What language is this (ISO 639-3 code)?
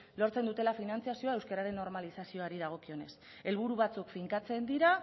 eus